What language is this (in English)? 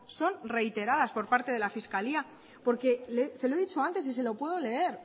Spanish